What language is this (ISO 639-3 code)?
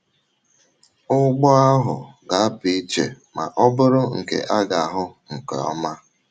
ibo